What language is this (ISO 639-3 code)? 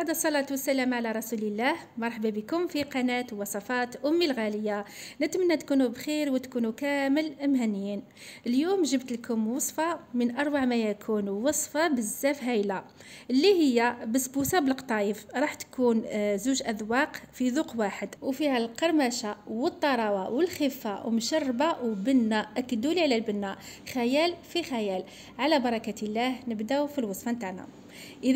ara